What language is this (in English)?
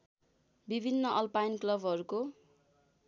Nepali